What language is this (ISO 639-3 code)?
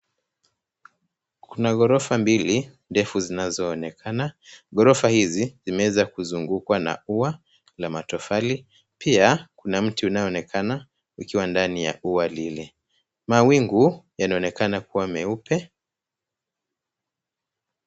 swa